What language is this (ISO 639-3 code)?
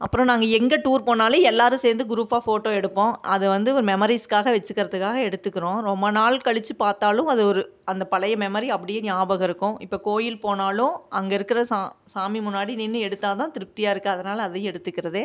tam